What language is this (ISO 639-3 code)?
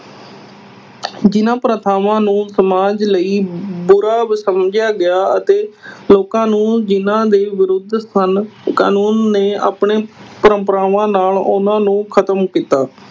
pan